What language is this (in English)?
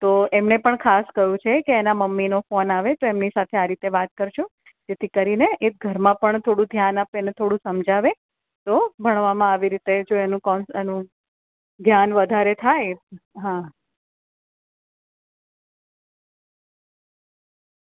Gujarati